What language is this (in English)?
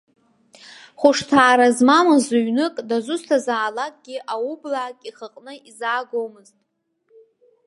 Abkhazian